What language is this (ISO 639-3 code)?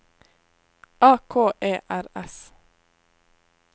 nor